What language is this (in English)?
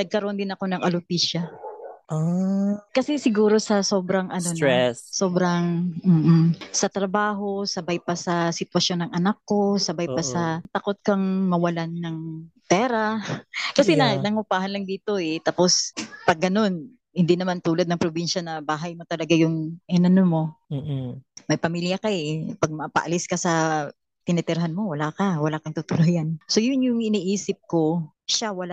Filipino